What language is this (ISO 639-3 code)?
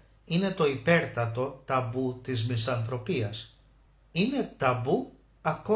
ell